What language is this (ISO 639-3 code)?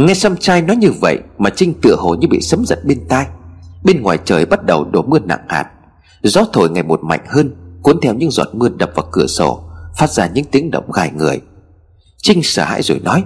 vie